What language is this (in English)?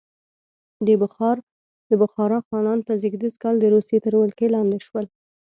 Pashto